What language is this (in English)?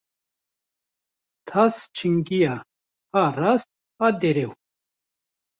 Kurdish